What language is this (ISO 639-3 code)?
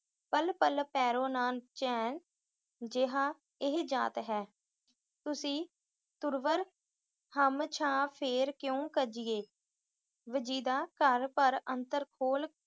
pan